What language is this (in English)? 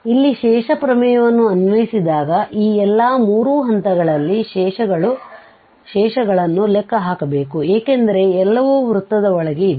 Kannada